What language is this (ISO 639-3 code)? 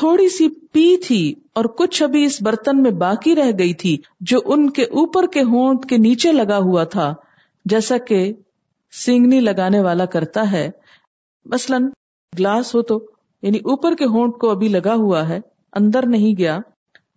urd